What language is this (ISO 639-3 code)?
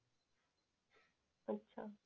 mar